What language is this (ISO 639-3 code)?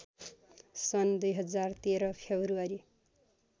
nep